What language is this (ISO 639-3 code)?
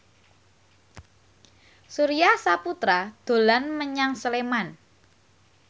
jav